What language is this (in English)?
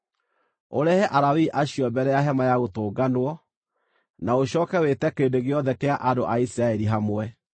Kikuyu